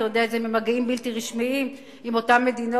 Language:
Hebrew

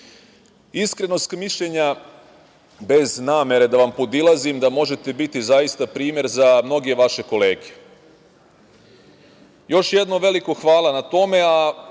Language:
Serbian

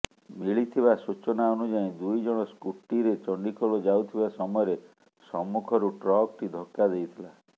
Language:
Odia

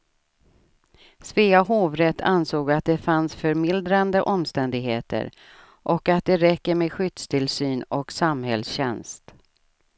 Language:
Swedish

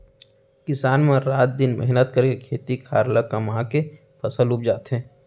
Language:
Chhattisgarhi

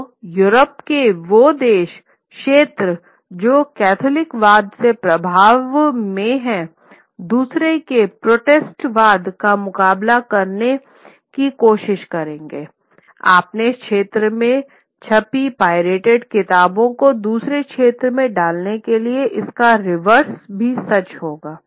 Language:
Hindi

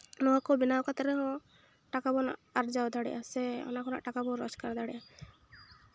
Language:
Santali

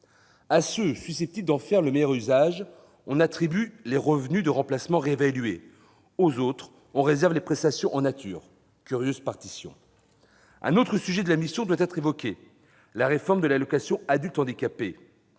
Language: French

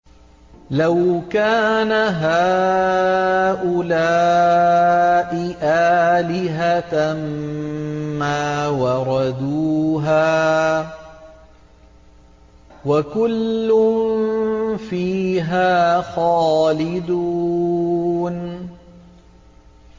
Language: Arabic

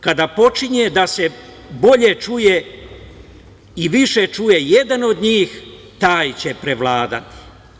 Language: Serbian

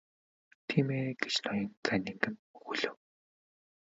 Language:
Mongolian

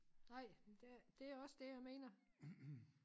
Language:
Danish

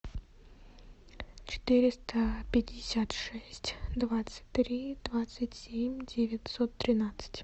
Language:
Russian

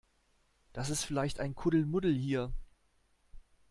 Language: German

